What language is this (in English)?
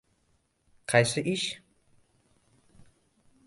Uzbek